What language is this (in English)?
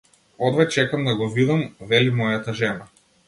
Macedonian